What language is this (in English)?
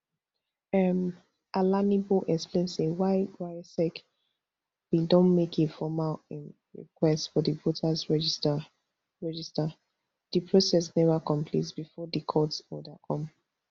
Nigerian Pidgin